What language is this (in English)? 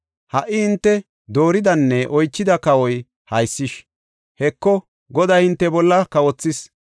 Gofa